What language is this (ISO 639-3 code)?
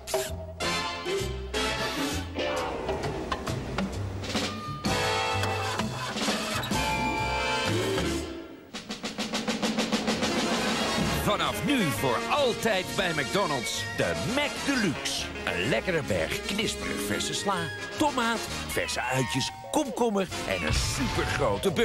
nld